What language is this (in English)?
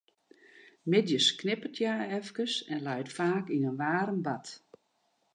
Western Frisian